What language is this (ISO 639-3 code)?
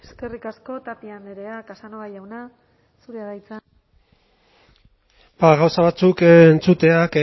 eus